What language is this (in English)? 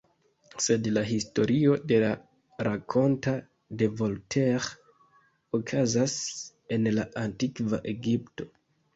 Esperanto